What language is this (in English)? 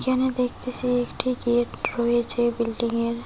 Bangla